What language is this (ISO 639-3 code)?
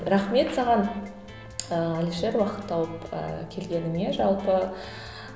kaz